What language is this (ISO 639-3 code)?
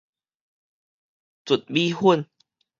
nan